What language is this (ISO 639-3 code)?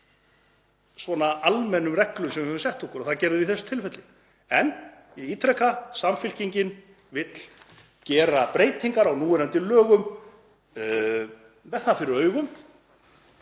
isl